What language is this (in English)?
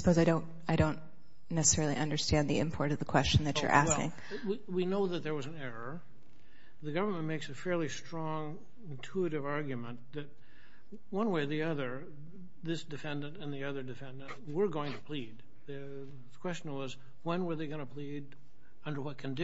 English